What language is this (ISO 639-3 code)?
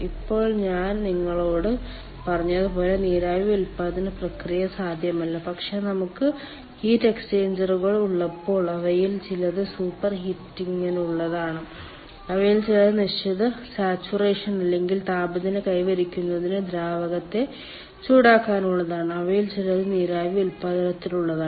mal